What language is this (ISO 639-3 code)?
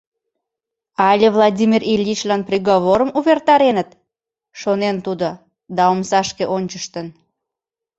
chm